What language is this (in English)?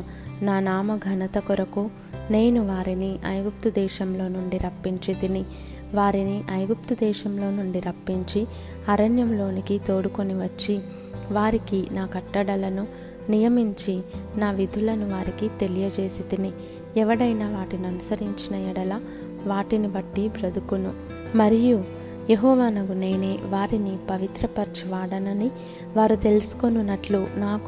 Telugu